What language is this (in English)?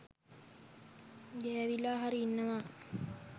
Sinhala